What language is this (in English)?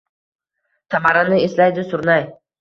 Uzbek